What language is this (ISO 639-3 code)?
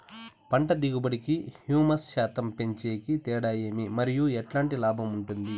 tel